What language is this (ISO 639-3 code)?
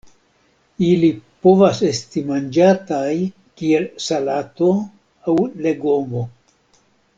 epo